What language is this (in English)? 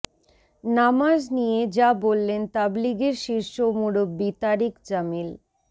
Bangla